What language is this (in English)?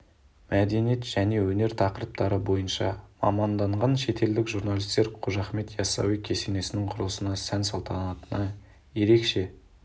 Kazakh